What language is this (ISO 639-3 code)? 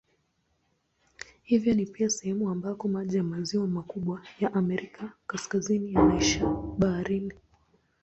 swa